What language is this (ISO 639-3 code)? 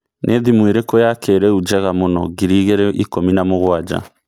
kik